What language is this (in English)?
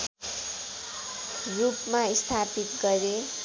Nepali